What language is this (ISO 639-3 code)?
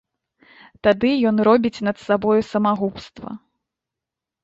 bel